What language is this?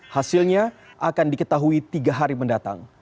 Indonesian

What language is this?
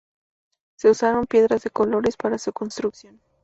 Spanish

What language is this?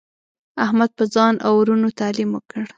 Pashto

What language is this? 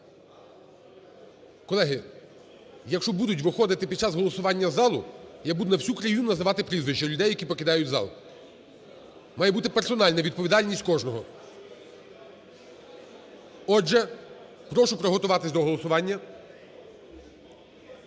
Ukrainian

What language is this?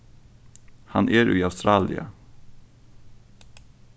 Faroese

